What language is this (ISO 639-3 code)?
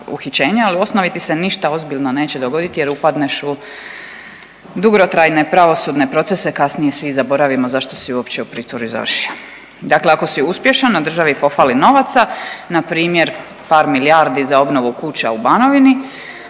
hrv